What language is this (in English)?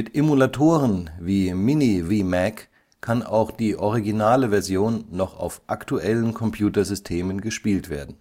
German